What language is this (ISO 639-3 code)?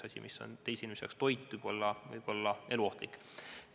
est